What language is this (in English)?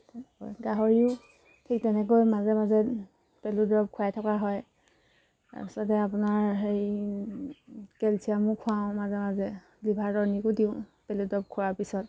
Assamese